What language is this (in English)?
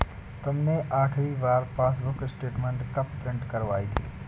Hindi